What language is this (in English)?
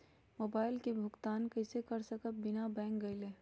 Magahi